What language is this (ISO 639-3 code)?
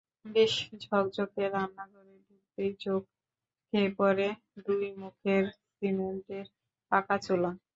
ben